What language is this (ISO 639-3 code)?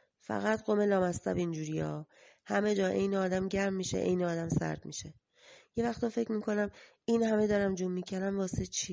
fas